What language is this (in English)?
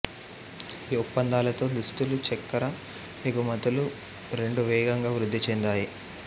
Telugu